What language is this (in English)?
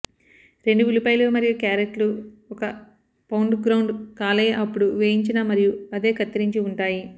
Telugu